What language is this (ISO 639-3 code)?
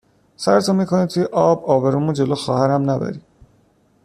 fas